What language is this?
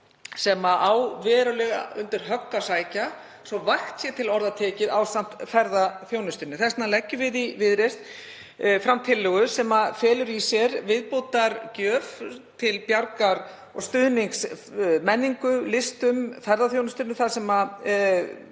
Icelandic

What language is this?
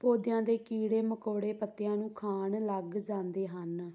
Punjabi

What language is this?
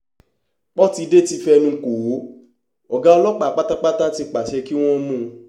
Yoruba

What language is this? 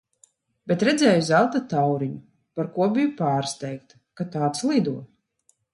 Latvian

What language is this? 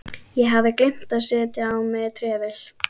Icelandic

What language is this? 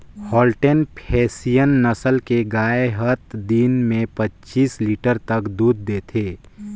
Chhattisgarhi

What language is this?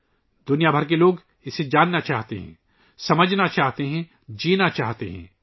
Urdu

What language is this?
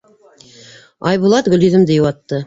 Bashkir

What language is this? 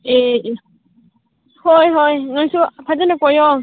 Manipuri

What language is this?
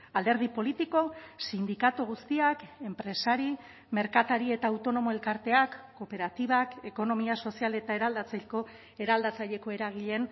Basque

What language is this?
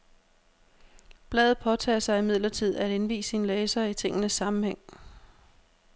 Danish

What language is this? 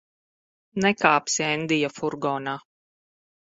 Latvian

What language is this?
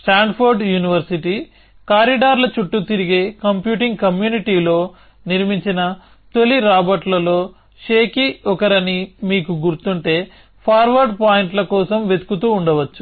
Telugu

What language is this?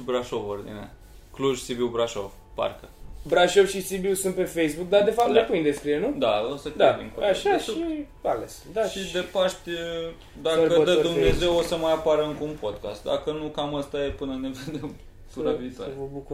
Romanian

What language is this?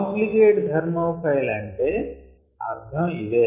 Telugu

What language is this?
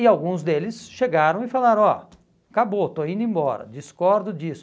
Portuguese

